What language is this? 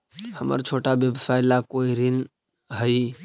Magahi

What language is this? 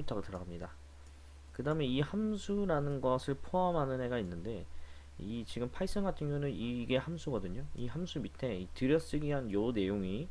Korean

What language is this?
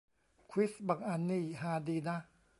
Thai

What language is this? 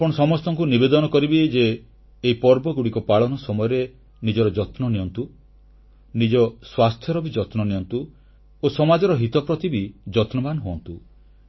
Odia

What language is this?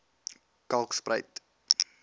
Afrikaans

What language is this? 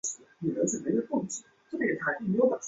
Chinese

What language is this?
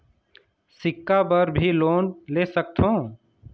Chhattisgarhi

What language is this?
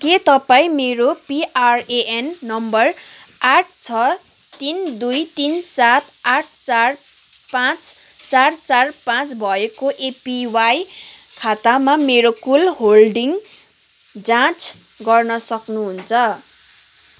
Nepali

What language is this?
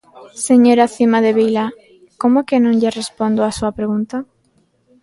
Galician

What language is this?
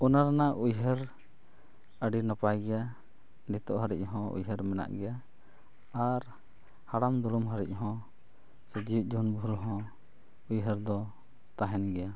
Santali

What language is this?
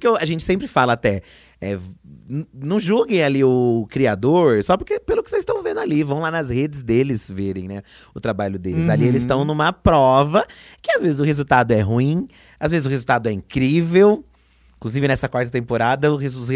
Portuguese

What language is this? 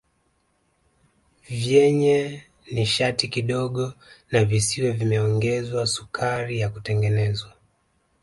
Swahili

